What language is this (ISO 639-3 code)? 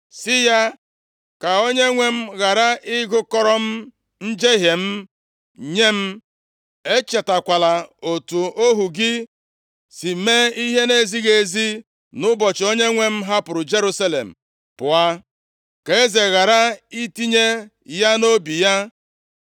ibo